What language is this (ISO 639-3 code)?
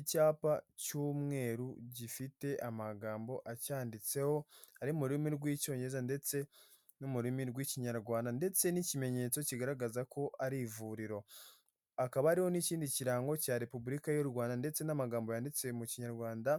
kin